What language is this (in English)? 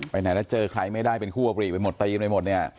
Thai